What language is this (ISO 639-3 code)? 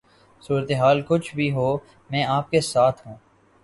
urd